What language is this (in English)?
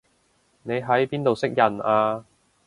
Cantonese